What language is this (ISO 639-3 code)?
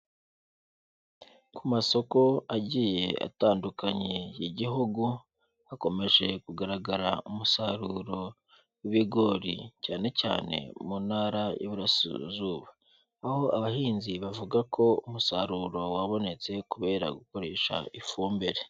kin